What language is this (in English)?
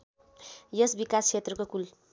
Nepali